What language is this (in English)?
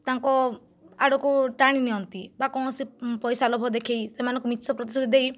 Odia